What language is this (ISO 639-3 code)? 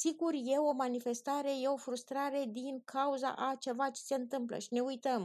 ron